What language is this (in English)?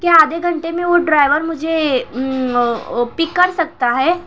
Urdu